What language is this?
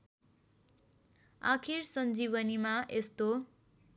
Nepali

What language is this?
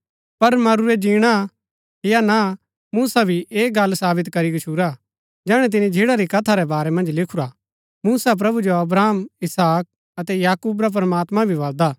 Gaddi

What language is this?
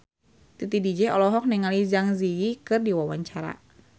Sundanese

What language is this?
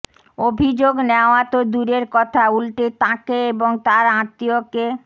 Bangla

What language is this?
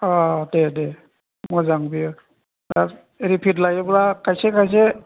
Bodo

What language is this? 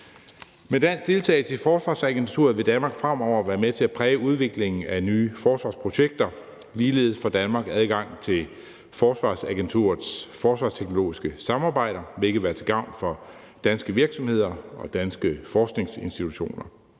Danish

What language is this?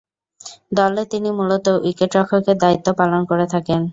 Bangla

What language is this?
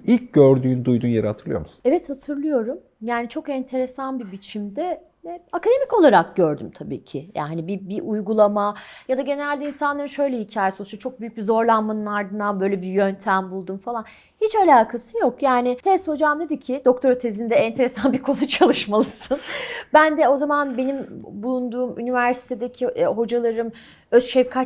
Turkish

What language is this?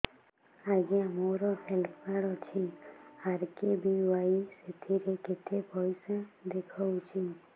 Odia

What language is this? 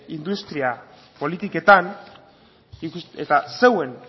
Basque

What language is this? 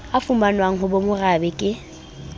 Southern Sotho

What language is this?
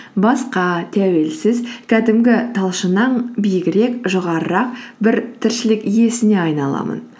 Kazakh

